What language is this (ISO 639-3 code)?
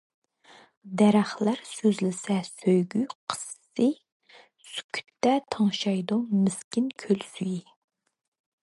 uig